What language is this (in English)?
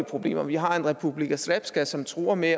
Danish